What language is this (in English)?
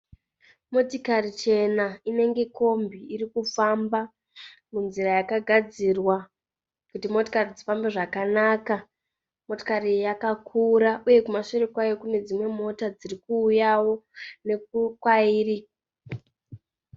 Shona